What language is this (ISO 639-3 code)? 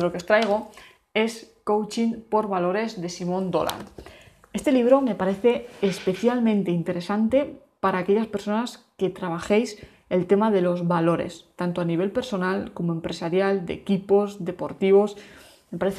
spa